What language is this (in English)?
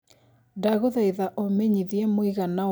Kikuyu